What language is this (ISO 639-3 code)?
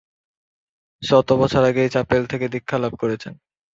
ben